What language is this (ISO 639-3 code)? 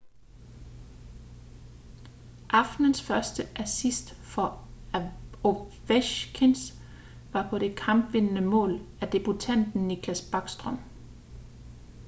dan